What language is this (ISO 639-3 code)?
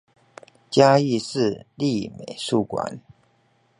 zho